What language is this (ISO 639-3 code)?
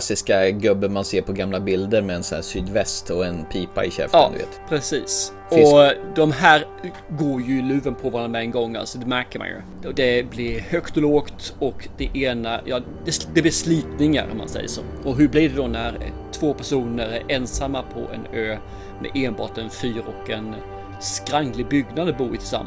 swe